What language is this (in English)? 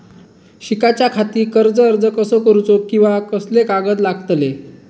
Marathi